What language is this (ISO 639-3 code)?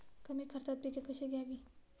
mar